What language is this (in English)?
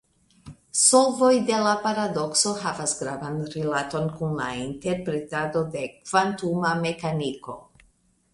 Esperanto